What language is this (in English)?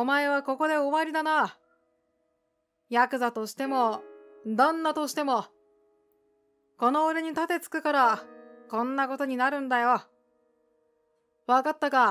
Japanese